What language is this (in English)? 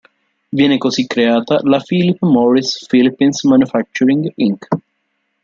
Italian